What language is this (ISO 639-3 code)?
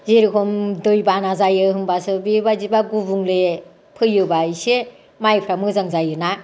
brx